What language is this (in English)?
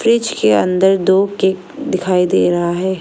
Hindi